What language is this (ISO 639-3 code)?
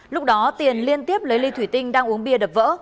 vie